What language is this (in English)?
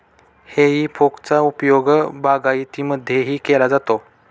Marathi